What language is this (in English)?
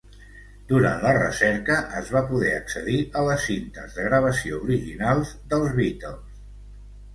Catalan